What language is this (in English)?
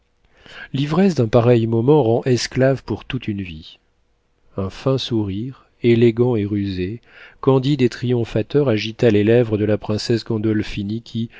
French